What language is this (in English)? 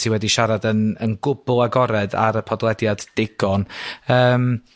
Welsh